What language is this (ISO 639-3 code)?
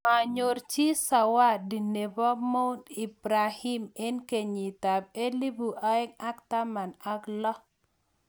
kln